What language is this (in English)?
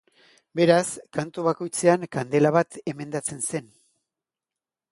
Basque